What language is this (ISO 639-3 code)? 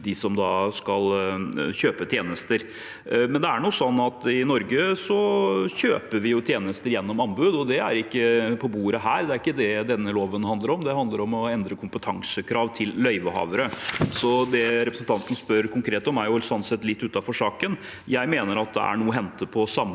nor